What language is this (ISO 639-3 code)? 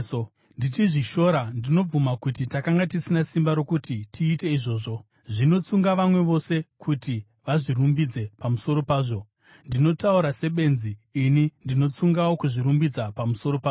sna